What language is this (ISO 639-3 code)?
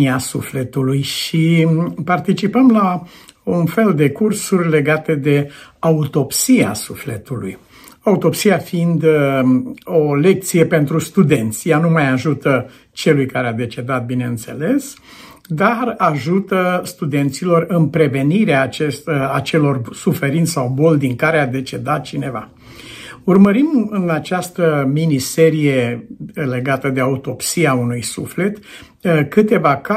ron